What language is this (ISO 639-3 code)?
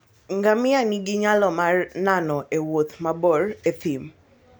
luo